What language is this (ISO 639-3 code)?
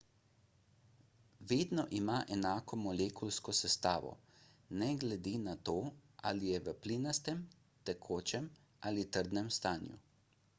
slv